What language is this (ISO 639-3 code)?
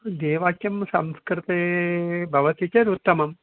san